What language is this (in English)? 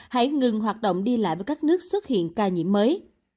Vietnamese